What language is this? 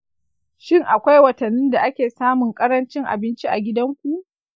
Hausa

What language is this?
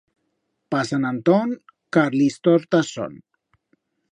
Aragonese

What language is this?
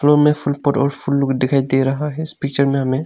Hindi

